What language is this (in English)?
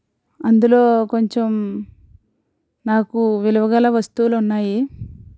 Telugu